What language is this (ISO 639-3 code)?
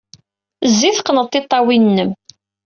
kab